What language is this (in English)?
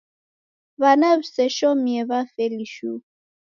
Taita